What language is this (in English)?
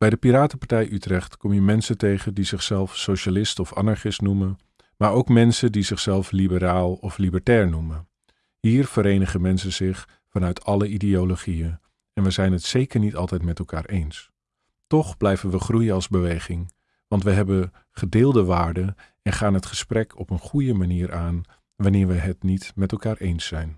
Dutch